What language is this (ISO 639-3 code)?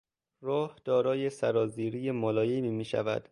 fas